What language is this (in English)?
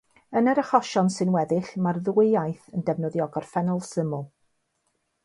Welsh